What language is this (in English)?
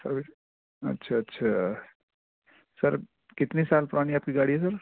Urdu